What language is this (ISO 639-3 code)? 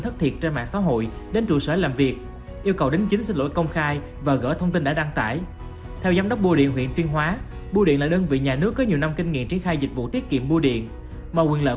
vie